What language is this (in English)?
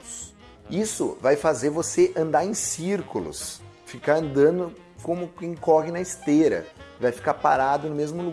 Portuguese